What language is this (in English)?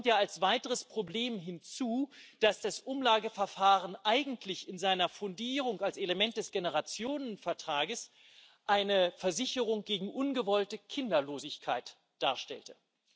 German